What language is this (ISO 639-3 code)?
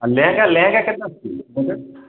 ori